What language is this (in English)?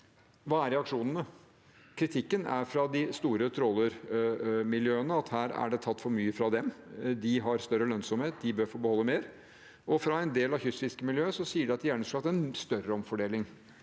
Norwegian